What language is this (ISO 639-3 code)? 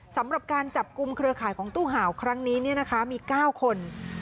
tha